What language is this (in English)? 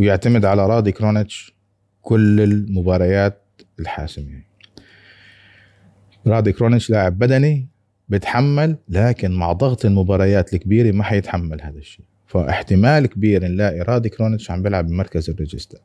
Arabic